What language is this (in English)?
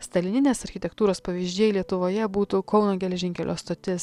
Lithuanian